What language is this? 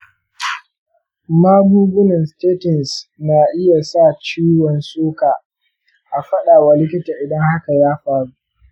Hausa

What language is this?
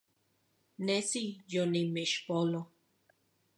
Central Puebla Nahuatl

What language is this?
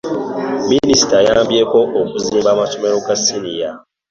Ganda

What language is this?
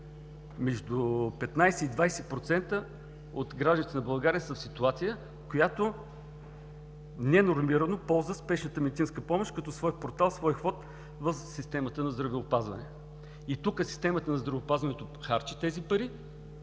Bulgarian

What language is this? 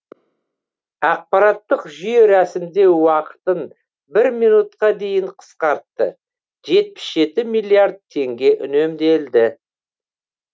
Kazakh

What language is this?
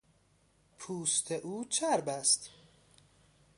Persian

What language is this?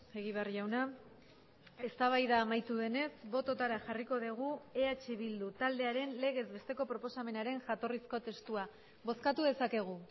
Basque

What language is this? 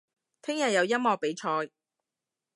Cantonese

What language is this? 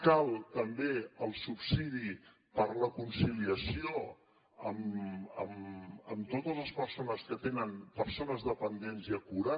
Catalan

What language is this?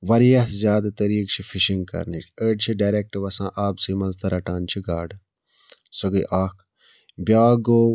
Kashmiri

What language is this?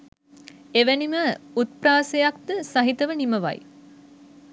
Sinhala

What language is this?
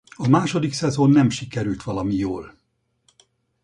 Hungarian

